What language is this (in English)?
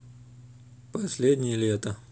Russian